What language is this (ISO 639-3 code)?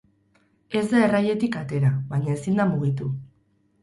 eus